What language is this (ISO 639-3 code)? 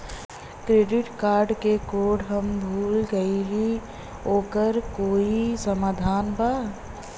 bho